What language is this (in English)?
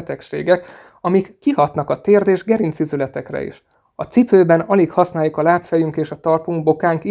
Hungarian